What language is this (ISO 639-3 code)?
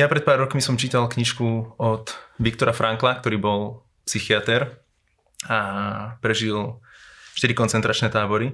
slk